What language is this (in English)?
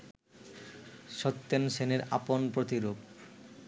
Bangla